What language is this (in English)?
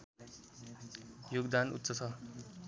Nepali